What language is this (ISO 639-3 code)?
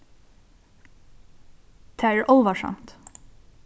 fao